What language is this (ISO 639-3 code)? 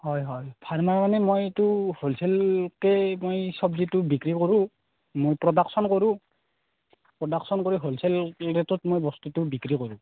asm